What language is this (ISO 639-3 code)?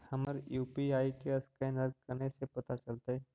mag